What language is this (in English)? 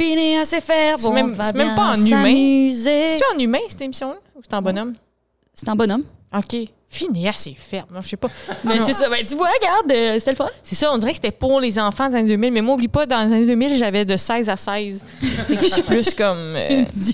French